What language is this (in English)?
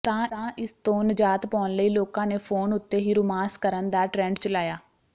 Punjabi